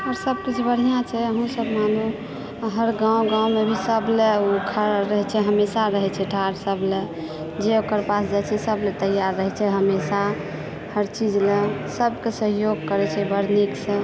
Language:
Maithili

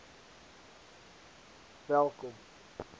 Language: Afrikaans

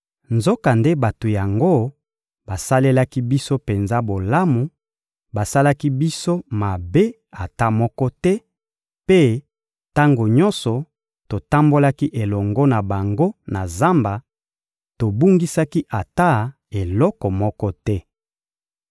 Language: Lingala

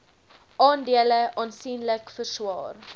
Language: Afrikaans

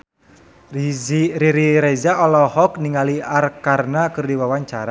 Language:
Sundanese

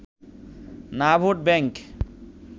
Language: Bangla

